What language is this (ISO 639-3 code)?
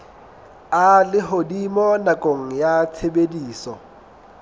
sot